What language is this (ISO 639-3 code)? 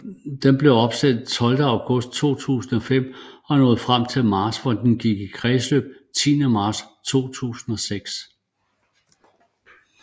dan